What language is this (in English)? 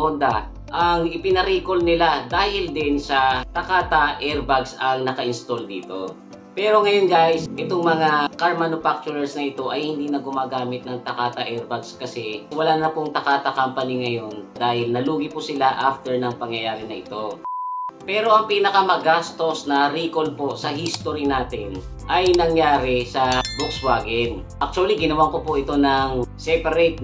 Filipino